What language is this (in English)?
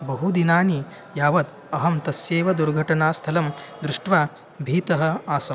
Sanskrit